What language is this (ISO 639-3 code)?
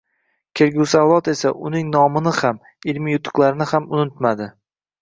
uzb